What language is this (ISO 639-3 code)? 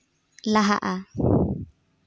sat